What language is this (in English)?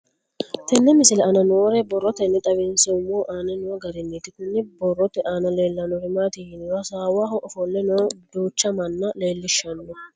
Sidamo